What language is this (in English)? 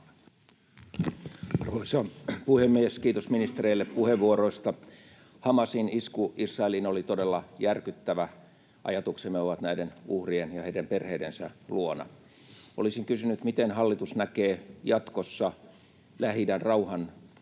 Finnish